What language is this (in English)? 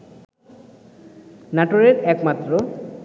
Bangla